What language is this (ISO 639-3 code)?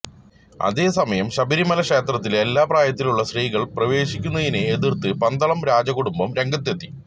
mal